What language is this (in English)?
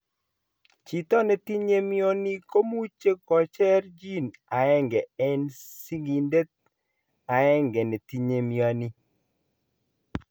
Kalenjin